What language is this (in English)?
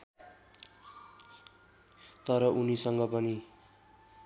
Nepali